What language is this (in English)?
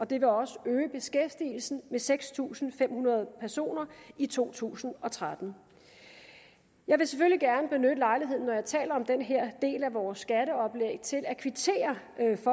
Danish